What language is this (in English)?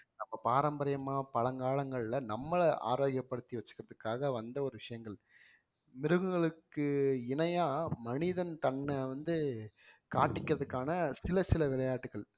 Tamil